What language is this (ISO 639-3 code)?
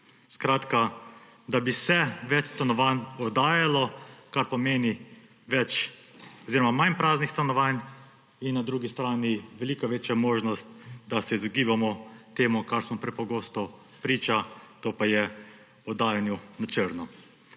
slv